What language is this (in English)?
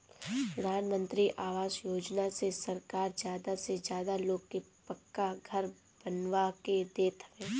Bhojpuri